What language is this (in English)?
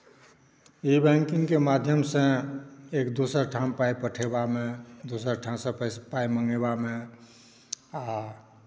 Maithili